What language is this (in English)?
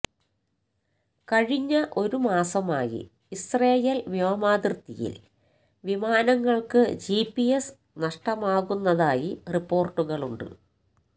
Malayalam